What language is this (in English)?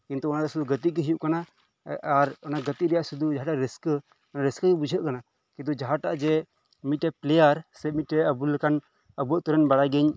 Santali